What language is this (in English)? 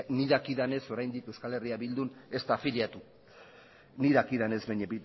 Basque